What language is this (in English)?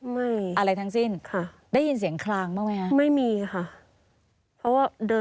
Thai